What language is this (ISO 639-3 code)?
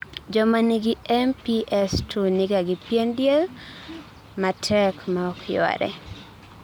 luo